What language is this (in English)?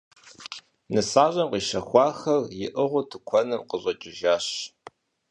Kabardian